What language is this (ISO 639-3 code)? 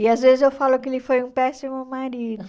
por